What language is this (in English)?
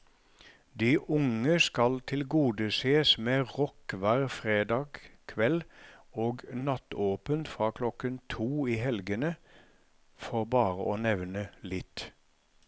Norwegian